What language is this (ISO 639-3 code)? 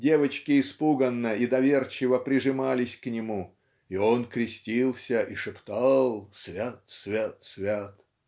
rus